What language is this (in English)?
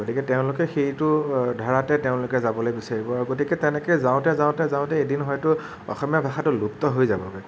Assamese